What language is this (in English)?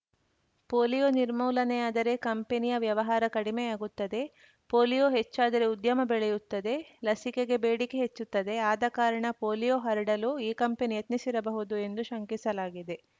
Kannada